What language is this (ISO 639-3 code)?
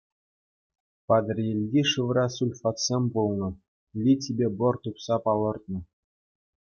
chv